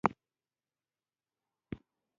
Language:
Pashto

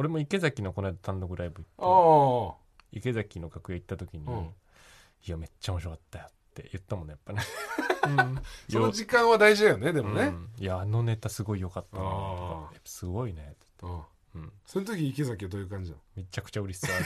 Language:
Japanese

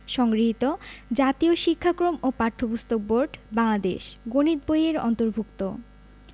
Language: Bangla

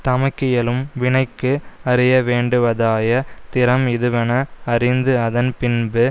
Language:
Tamil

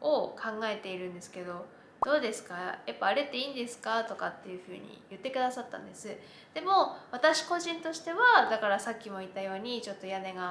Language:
Japanese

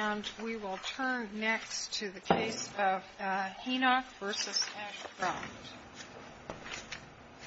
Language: English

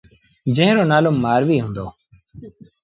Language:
Sindhi Bhil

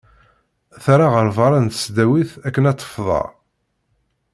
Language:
Kabyle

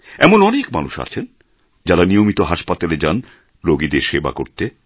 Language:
Bangla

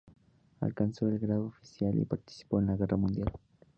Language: Spanish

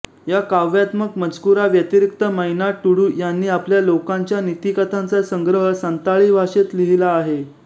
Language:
Marathi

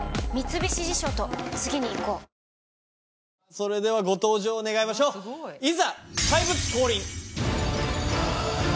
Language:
Japanese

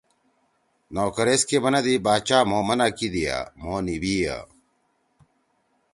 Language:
Torwali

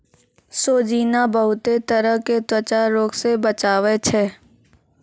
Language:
Maithili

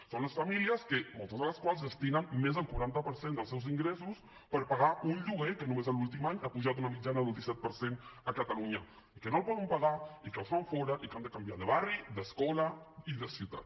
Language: Catalan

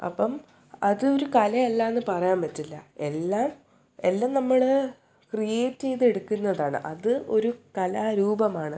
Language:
Malayalam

